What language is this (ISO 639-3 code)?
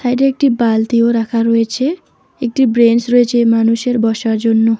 ben